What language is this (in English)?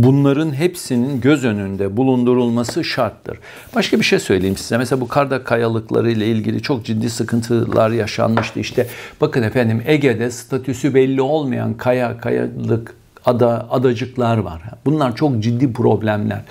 Turkish